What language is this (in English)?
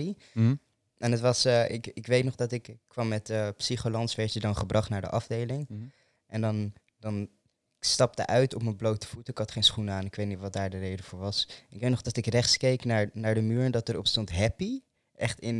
Dutch